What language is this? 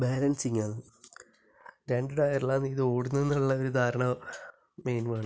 Malayalam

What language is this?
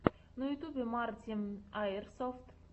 Russian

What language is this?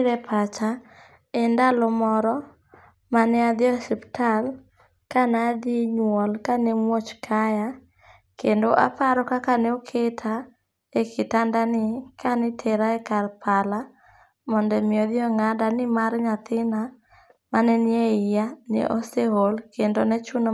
Luo (Kenya and Tanzania)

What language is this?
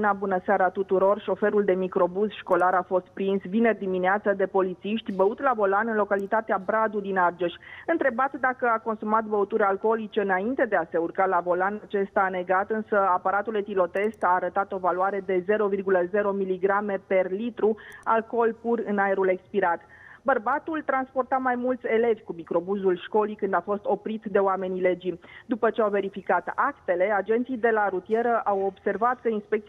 Romanian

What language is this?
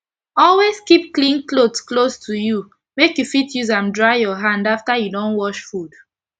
Nigerian Pidgin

